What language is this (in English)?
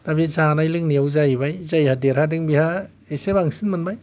Bodo